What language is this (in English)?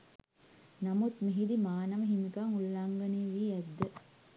Sinhala